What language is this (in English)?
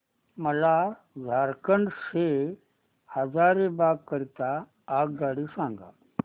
Marathi